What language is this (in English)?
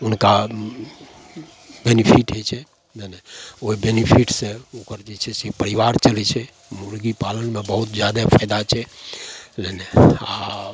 Maithili